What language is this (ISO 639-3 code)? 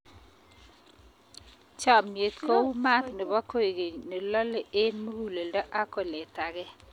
kln